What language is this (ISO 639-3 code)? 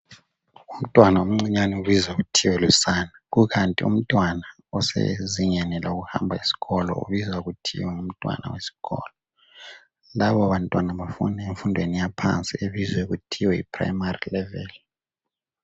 nde